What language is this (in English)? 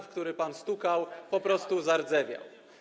Polish